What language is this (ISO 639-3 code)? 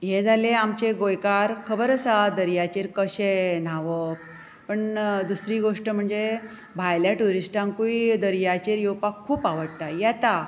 kok